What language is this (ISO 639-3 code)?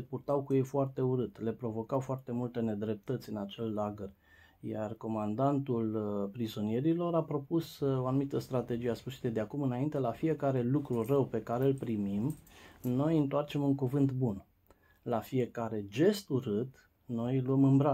ron